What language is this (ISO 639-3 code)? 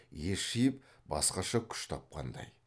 kaz